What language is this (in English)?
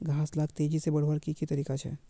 Magahi